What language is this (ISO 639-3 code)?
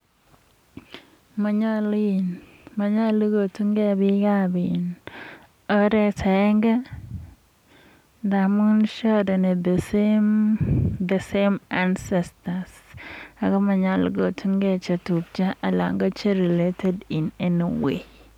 kln